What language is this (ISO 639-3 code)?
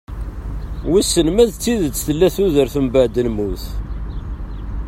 kab